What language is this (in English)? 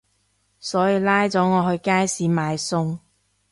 Cantonese